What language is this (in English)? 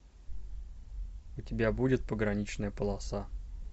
Russian